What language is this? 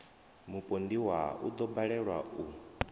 Venda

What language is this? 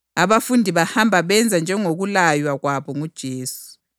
North Ndebele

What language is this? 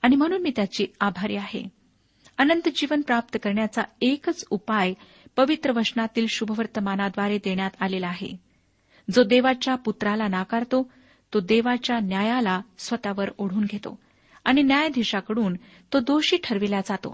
Marathi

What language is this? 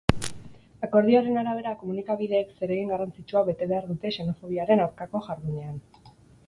Basque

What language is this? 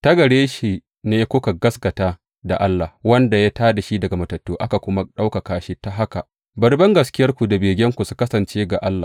Hausa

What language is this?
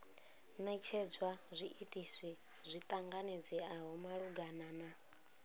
Venda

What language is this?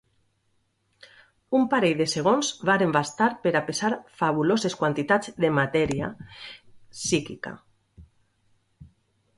Catalan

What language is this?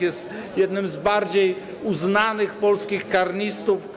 Polish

